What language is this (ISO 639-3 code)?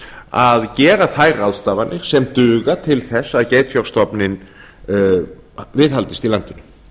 isl